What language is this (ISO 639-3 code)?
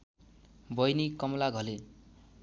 nep